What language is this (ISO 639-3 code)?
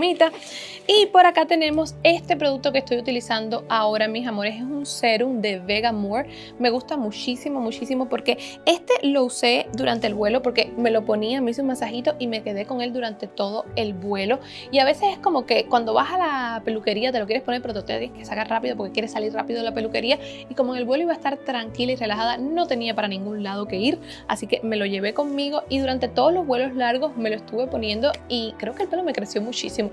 spa